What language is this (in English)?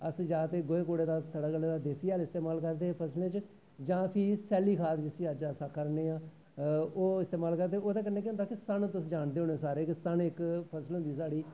Dogri